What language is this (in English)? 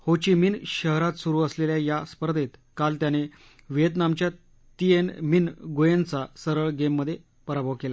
Marathi